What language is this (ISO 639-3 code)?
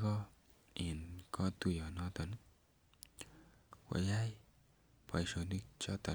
kln